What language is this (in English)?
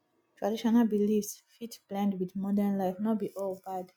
Nigerian Pidgin